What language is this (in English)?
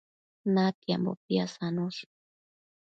Matsés